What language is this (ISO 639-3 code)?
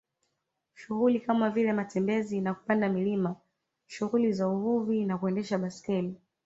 swa